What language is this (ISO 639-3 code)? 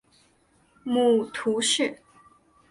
zho